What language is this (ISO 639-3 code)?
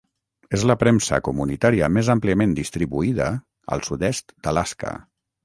cat